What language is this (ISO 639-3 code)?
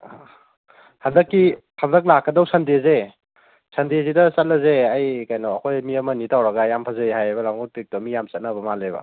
mni